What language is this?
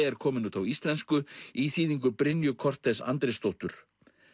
Icelandic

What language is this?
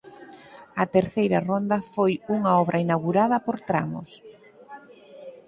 Galician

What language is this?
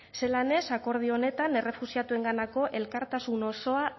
Basque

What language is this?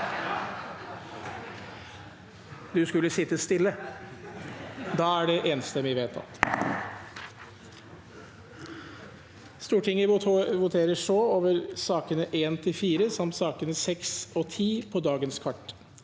Norwegian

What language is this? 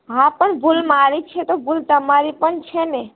Gujarati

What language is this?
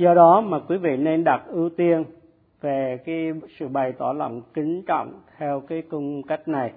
Vietnamese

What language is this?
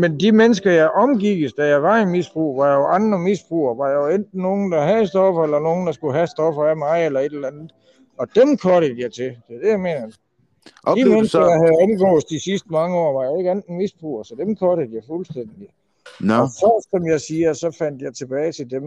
Danish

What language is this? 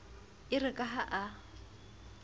Southern Sotho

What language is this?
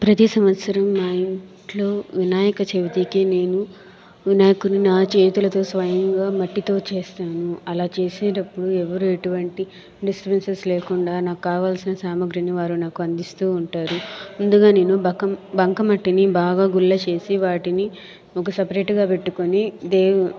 Telugu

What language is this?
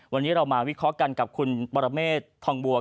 Thai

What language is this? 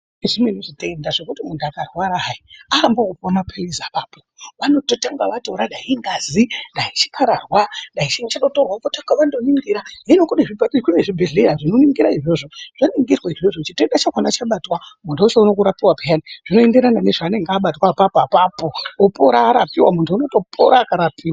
Ndau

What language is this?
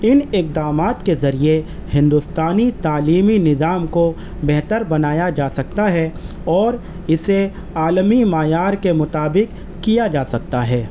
Urdu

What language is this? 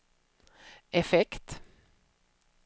Swedish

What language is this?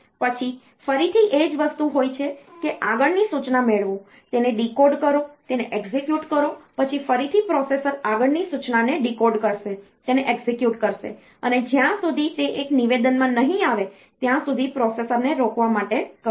Gujarati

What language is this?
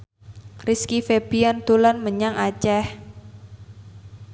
Javanese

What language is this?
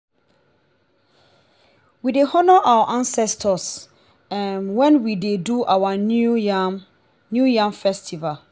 Nigerian Pidgin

